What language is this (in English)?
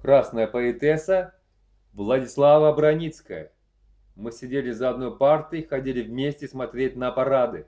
Russian